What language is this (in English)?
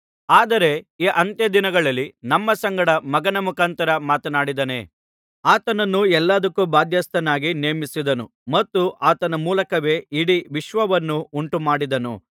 Kannada